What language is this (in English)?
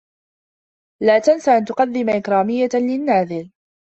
Arabic